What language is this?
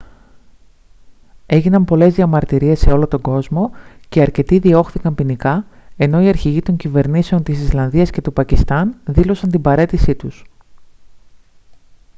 Greek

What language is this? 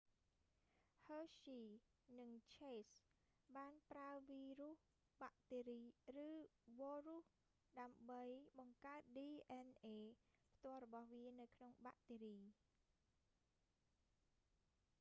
Khmer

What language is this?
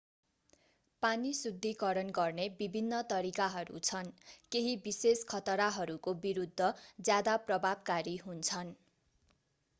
Nepali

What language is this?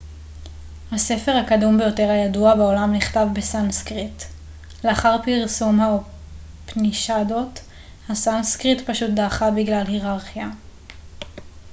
Hebrew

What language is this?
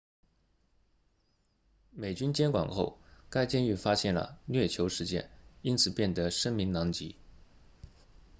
Chinese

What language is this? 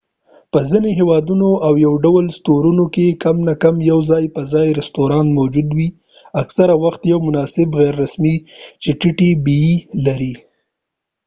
Pashto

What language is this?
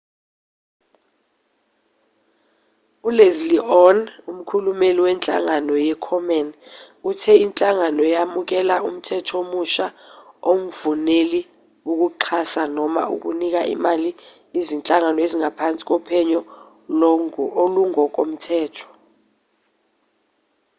Zulu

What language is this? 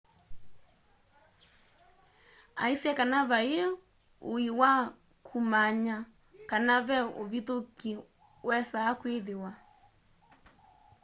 Kamba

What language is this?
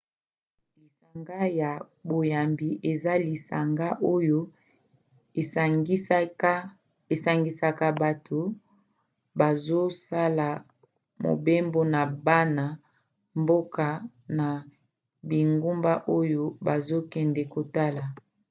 Lingala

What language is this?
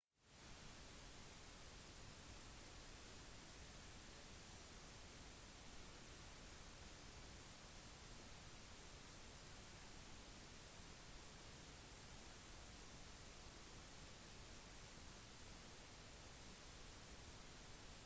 Norwegian Bokmål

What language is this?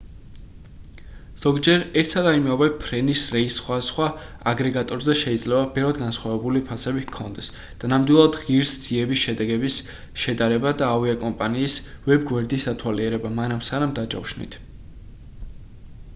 Georgian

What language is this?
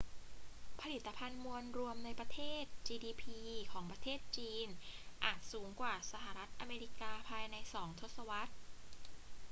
Thai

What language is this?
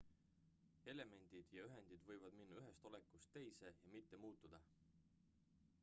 Estonian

